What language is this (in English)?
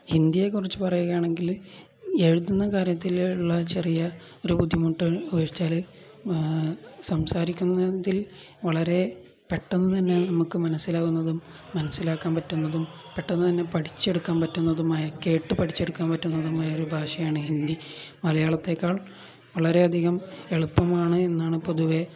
Malayalam